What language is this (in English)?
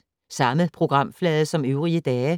Danish